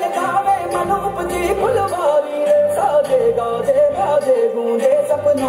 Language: Arabic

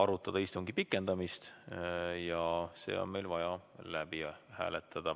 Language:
Estonian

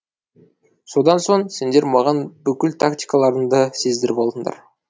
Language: Kazakh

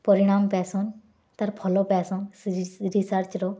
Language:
Odia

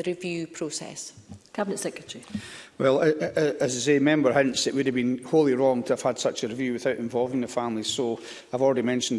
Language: English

